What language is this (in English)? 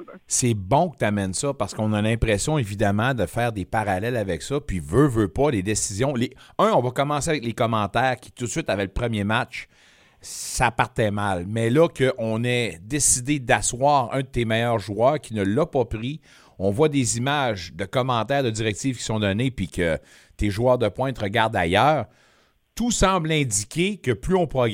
French